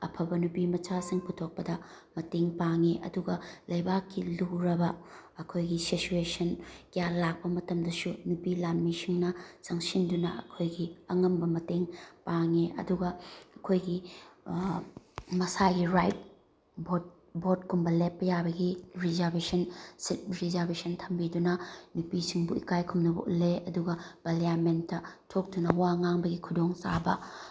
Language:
Manipuri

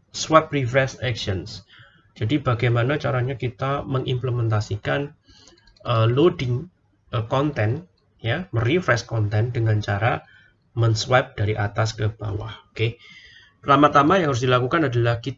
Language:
Indonesian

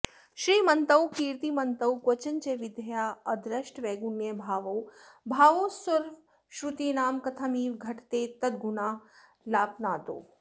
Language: Sanskrit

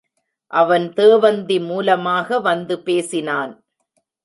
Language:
Tamil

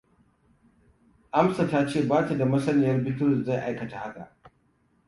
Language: Hausa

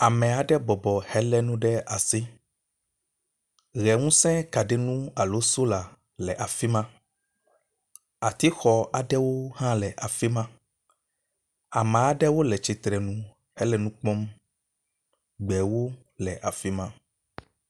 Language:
Ewe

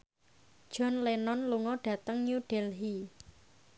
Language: Javanese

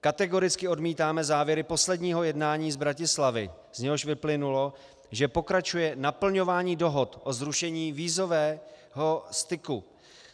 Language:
Czech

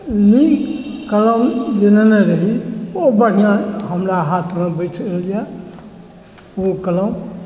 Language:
Maithili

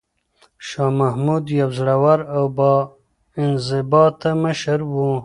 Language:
Pashto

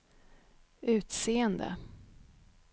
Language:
Swedish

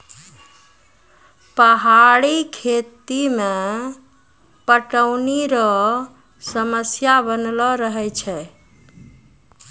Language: Maithili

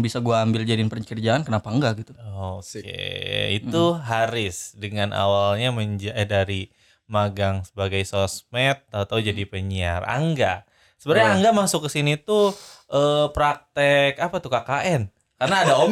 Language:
Indonesian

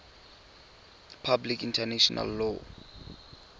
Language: Tswana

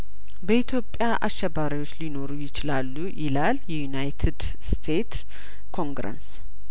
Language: Amharic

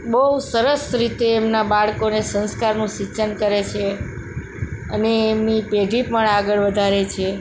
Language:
Gujarati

